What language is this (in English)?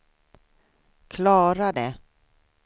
Swedish